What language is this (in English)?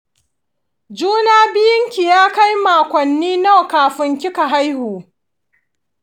Hausa